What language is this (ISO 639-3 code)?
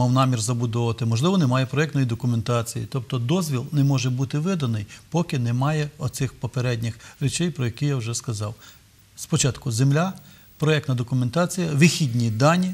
ukr